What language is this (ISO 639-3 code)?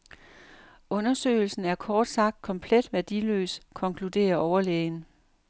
dan